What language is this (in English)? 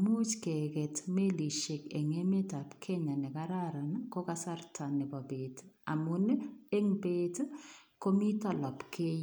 Kalenjin